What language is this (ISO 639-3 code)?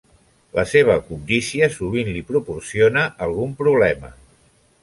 cat